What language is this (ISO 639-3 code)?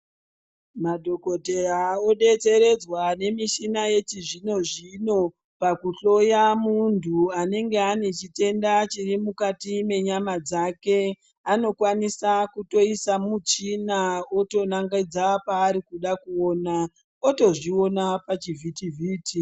ndc